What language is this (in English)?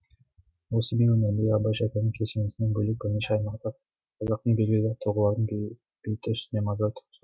Kazakh